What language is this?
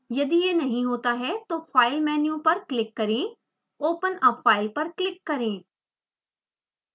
Hindi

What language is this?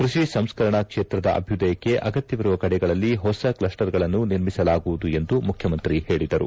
Kannada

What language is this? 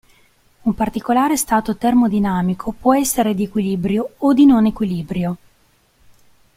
Italian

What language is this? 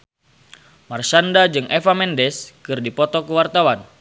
Sundanese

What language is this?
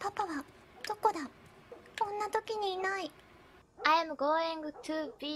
Japanese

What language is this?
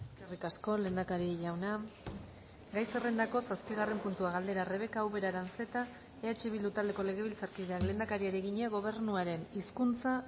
Basque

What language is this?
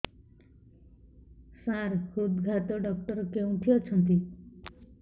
Odia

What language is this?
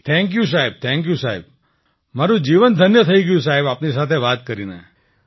Gujarati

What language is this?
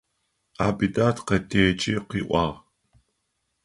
Adyghe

